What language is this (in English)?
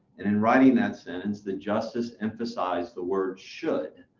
English